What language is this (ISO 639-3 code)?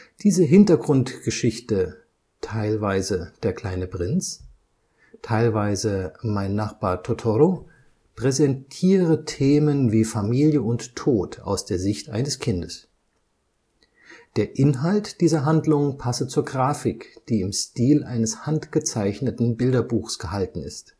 deu